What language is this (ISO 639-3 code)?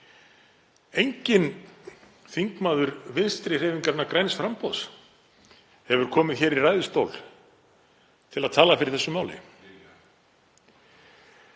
isl